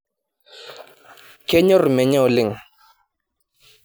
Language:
Masai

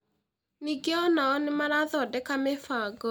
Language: Kikuyu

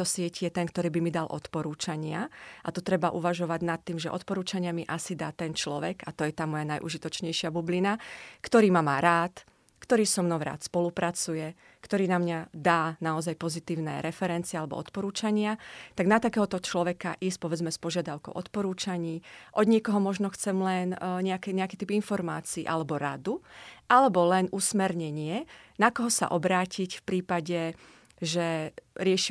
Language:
Slovak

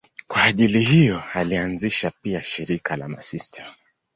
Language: Swahili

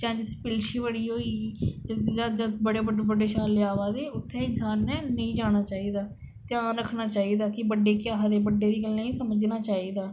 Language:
Dogri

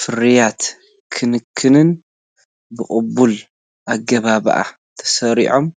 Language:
Tigrinya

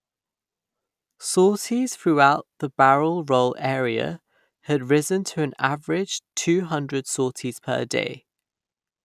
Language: English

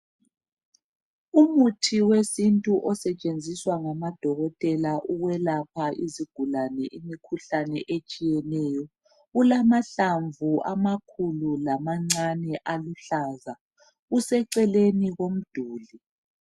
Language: North Ndebele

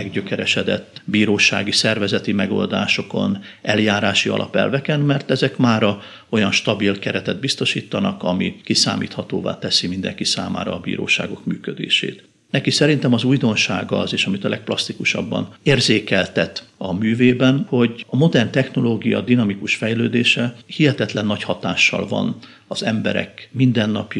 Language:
Hungarian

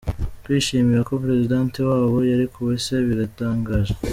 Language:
Kinyarwanda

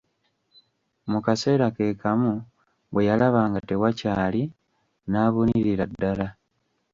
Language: Ganda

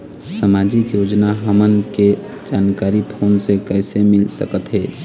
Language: Chhattisgarhi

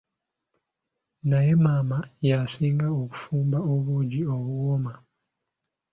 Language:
Ganda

